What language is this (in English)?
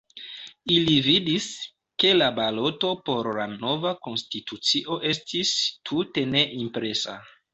Esperanto